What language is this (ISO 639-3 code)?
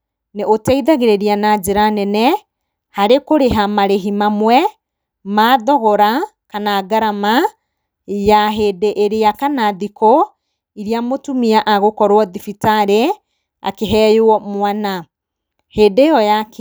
kik